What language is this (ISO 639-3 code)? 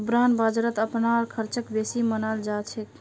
mag